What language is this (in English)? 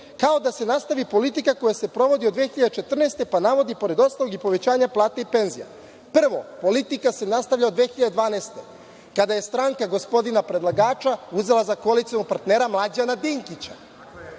Serbian